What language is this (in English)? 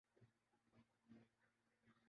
Urdu